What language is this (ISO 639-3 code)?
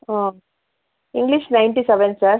kan